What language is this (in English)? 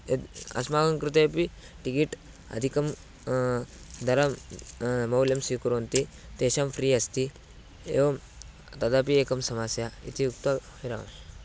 Sanskrit